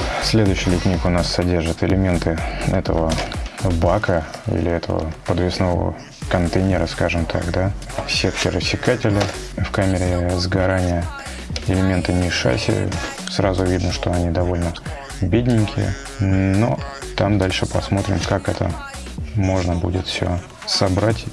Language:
Russian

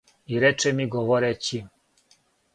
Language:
Serbian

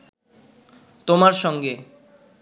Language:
Bangla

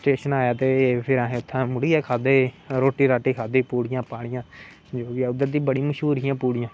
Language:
Dogri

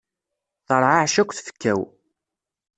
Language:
Kabyle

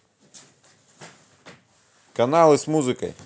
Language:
Russian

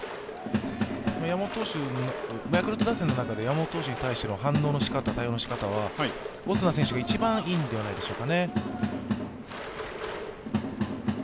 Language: Japanese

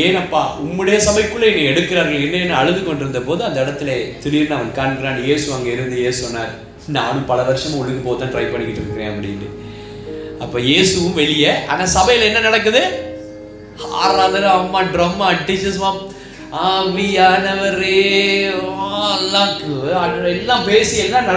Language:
Tamil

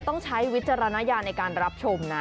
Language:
Thai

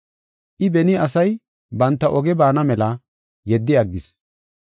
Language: Gofa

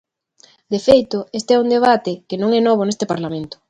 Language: Galician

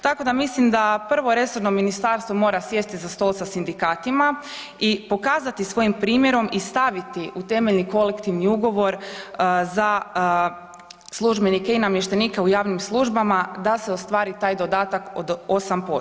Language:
Croatian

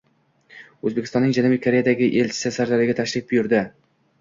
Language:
Uzbek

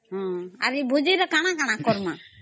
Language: Odia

